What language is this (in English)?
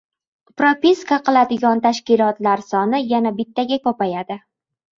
Uzbek